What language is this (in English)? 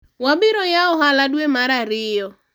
Luo (Kenya and Tanzania)